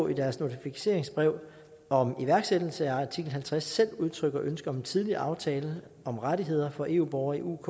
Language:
Danish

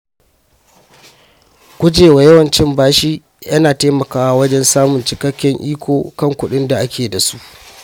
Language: Hausa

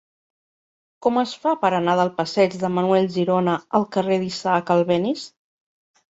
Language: Catalan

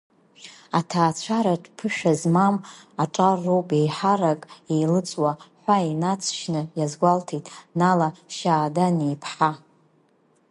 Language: Abkhazian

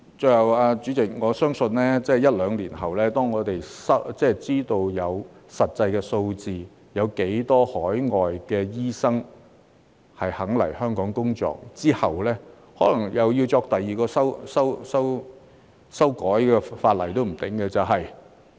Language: Cantonese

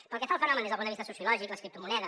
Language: Catalan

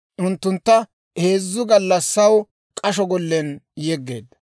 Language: Dawro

